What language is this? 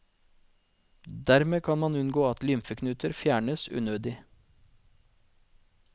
Norwegian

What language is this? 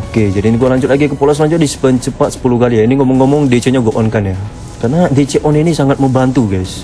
Indonesian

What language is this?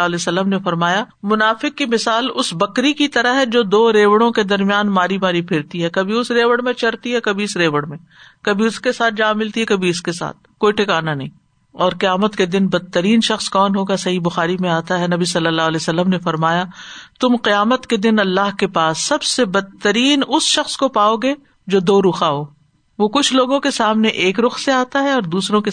Urdu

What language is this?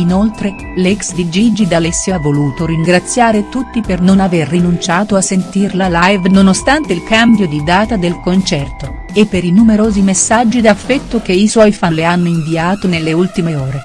Italian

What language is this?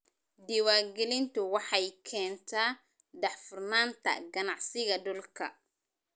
Somali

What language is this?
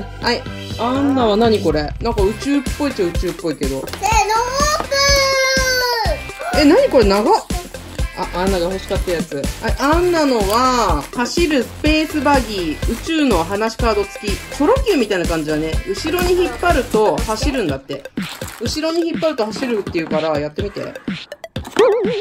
Japanese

